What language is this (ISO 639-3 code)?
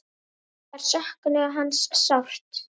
isl